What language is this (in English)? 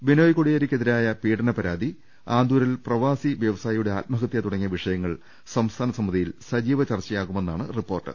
Malayalam